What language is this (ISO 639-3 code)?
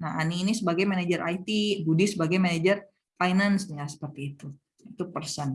ind